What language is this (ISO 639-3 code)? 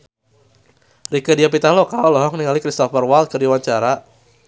sun